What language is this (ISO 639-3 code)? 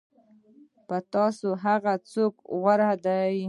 pus